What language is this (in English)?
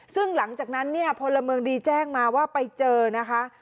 Thai